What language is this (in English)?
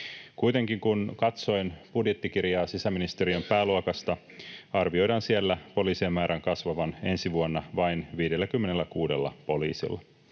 Finnish